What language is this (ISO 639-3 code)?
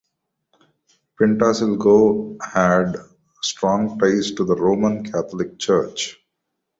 eng